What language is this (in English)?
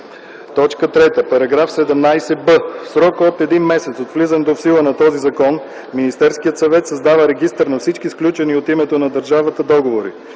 Bulgarian